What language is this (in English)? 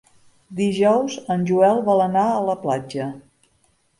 Catalan